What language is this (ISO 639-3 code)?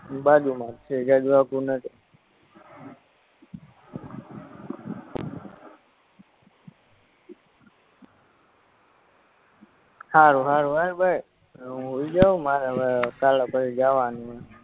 guj